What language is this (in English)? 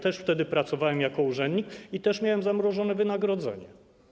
Polish